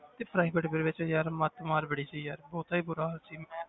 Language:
Punjabi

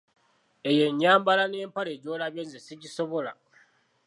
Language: Ganda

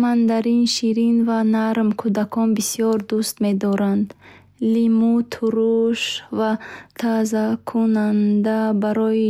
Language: Bukharic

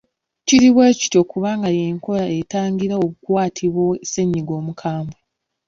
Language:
Ganda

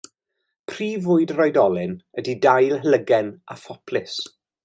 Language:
Welsh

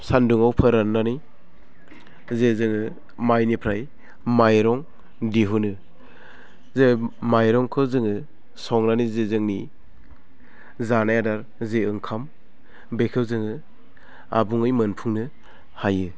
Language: Bodo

